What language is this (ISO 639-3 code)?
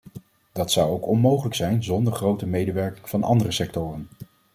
nld